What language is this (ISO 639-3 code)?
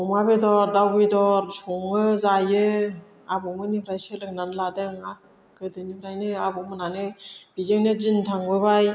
brx